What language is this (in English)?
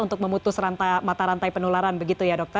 Indonesian